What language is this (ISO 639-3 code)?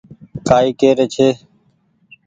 gig